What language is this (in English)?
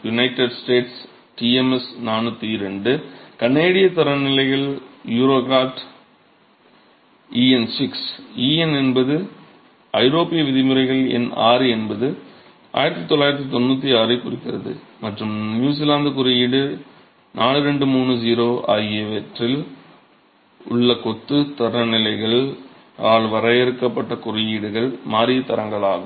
Tamil